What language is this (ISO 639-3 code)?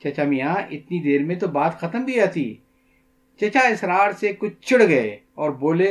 urd